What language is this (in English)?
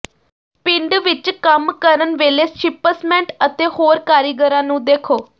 Punjabi